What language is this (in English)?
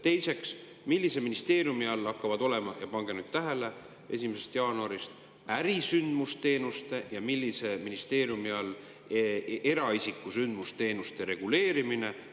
Estonian